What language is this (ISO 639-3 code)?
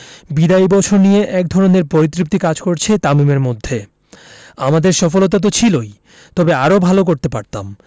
ben